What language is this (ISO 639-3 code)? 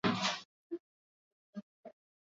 swa